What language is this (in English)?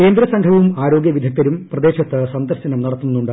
Malayalam